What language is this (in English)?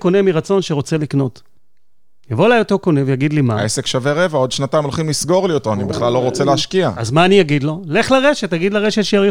Hebrew